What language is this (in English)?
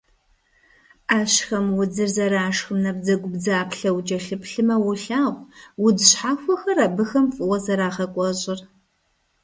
Kabardian